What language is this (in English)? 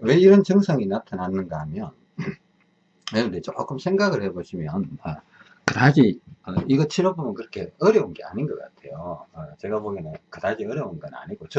Korean